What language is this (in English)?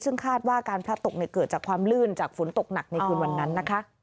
Thai